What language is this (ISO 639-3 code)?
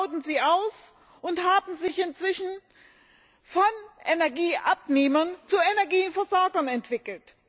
deu